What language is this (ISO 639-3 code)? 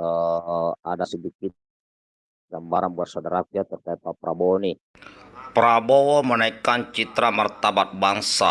ind